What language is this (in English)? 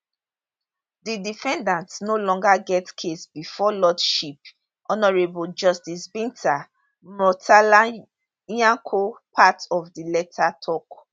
Nigerian Pidgin